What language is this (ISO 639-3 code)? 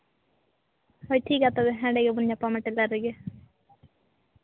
sat